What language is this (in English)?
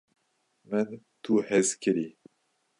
Kurdish